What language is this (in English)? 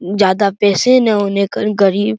Hindi